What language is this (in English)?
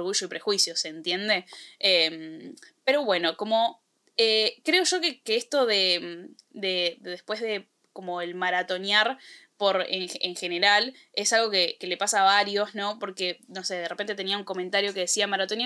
Spanish